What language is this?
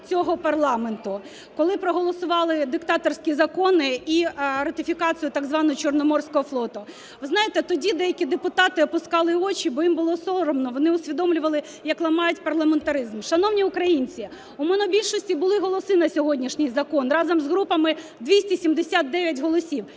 Ukrainian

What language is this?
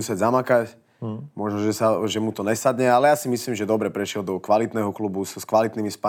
Czech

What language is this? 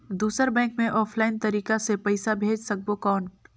Chhattisgarhi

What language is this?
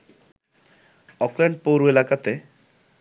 Bangla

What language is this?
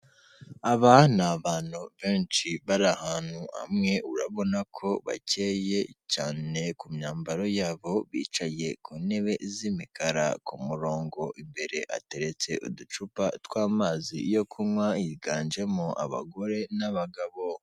Kinyarwanda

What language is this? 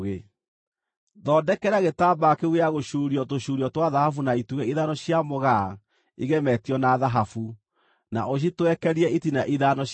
Kikuyu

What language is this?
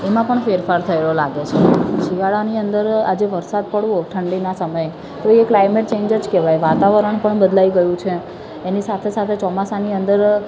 Gujarati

